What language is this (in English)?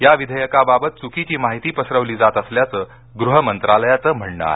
Marathi